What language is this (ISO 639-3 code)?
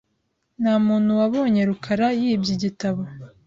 kin